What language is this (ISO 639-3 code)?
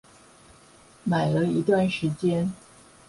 zho